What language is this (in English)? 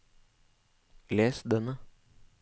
Norwegian